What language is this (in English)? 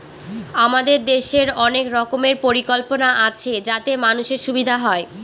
Bangla